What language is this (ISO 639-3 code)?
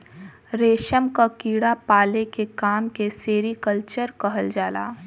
bho